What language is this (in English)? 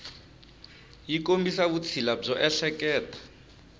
Tsonga